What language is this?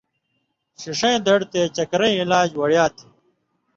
Indus Kohistani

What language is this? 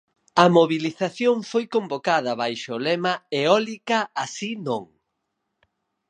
Galician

